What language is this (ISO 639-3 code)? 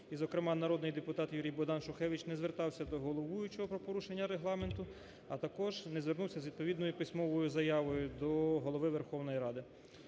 ukr